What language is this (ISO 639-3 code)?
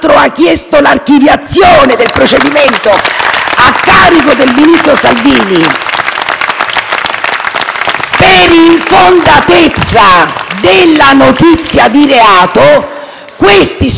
ita